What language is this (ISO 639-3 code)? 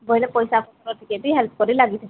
ori